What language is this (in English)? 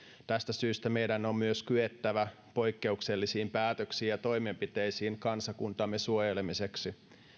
Finnish